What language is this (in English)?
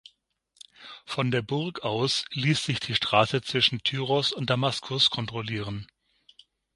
German